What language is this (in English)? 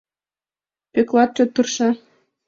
Mari